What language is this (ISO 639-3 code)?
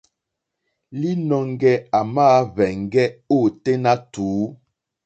bri